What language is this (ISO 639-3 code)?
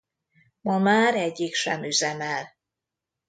hun